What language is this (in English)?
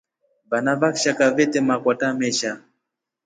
Rombo